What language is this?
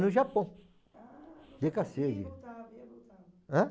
Portuguese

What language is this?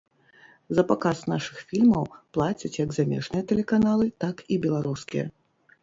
Belarusian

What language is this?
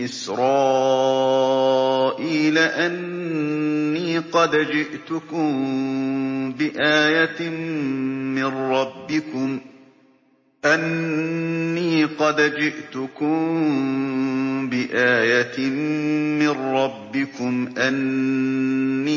Arabic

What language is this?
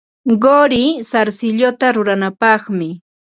Ambo-Pasco Quechua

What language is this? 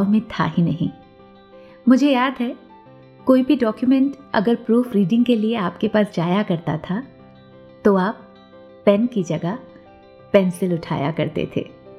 Hindi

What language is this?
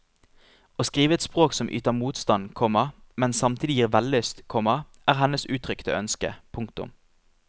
Norwegian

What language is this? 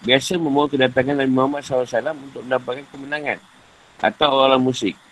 Malay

